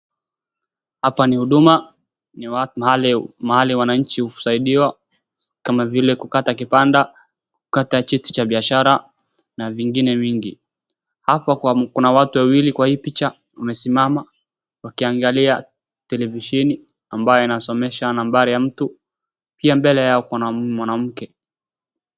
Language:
Swahili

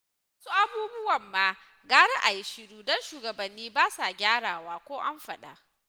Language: Hausa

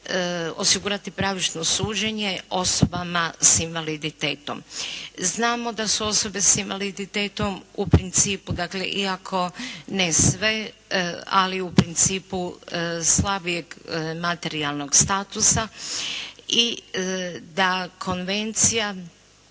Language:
Croatian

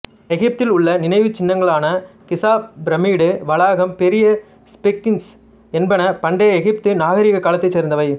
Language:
Tamil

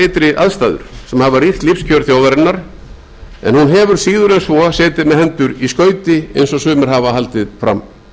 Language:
Icelandic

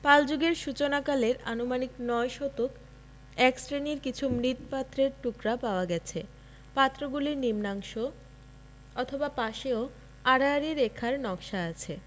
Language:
Bangla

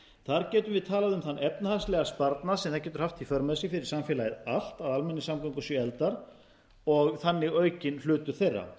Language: Icelandic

